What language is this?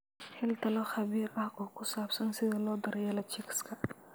Somali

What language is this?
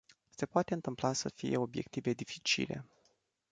Romanian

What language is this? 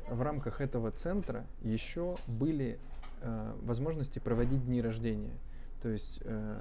Russian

